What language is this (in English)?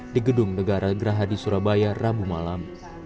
Indonesian